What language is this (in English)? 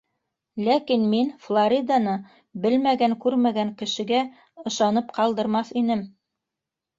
Bashkir